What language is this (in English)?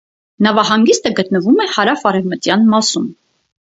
Armenian